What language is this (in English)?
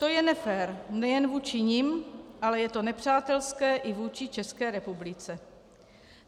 Czech